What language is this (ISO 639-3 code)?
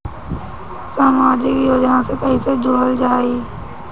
bho